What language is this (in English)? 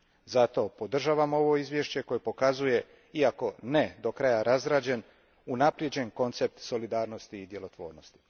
Croatian